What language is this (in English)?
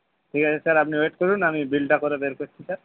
Bangla